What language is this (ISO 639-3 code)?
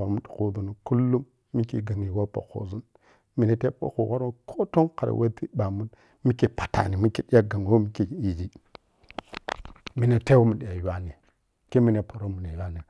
piy